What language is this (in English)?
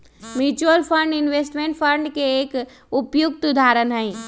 Magahi